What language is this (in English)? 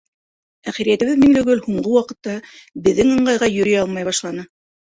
Bashkir